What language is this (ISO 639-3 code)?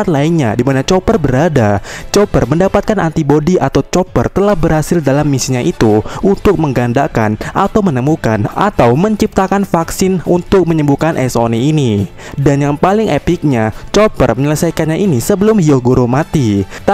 ind